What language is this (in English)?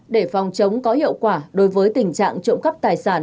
Vietnamese